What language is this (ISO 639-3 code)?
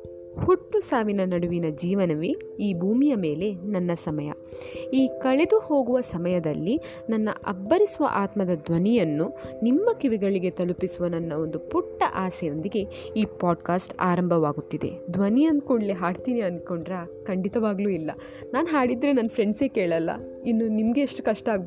kan